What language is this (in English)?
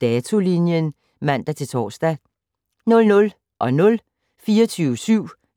Danish